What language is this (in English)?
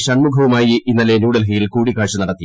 Malayalam